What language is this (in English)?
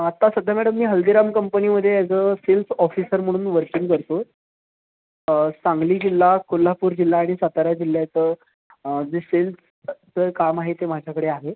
Marathi